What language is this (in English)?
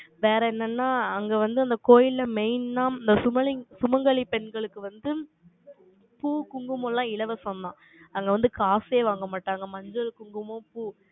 Tamil